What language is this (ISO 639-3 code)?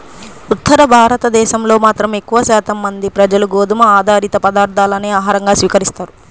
tel